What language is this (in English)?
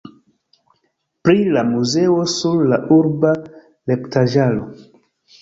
Esperanto